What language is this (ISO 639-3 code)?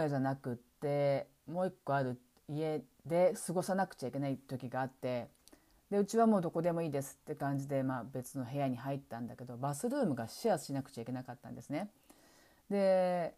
jpn